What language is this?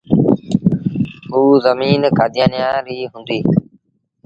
Sindhi Bhil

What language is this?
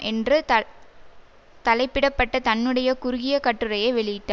Tamil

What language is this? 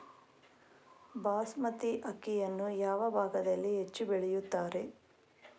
Kannada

